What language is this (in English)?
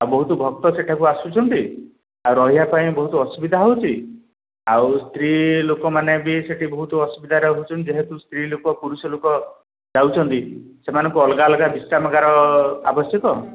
Odia